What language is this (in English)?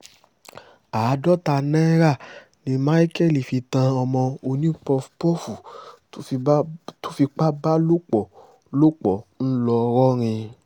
Yoruba